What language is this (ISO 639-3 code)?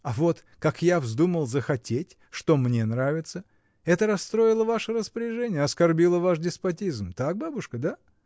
rus